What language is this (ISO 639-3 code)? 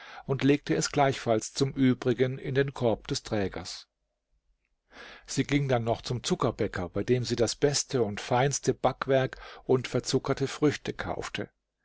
deu